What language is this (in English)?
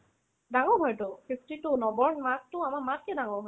Assamese